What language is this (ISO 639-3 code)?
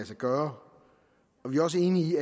dan